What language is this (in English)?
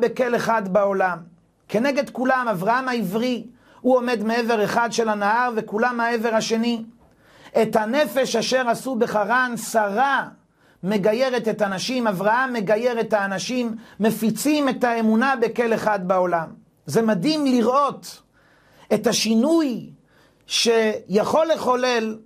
Hebrew